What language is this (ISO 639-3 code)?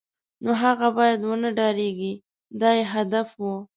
pus